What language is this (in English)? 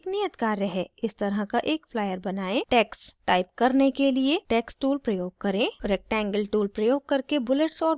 Hindi